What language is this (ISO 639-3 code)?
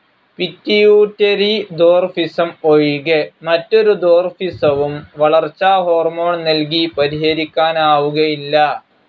mal